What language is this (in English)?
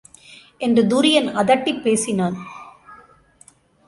Tamil